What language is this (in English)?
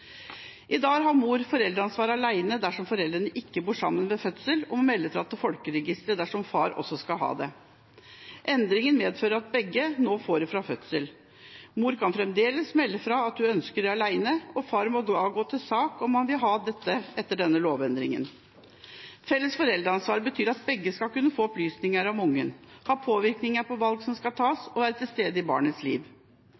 Norwegian Bokmål